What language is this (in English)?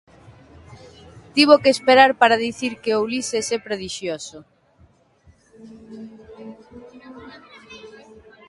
Galician